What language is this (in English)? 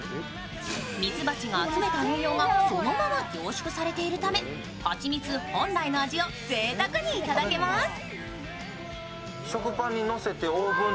Japanese